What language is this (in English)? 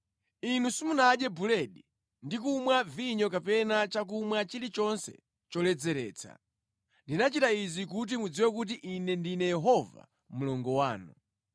Nyanja